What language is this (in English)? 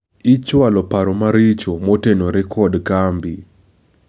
Luo (Kenya and Tanzania)